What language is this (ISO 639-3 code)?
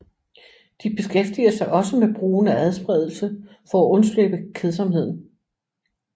dan